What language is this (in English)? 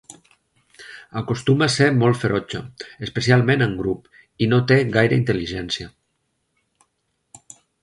Catalan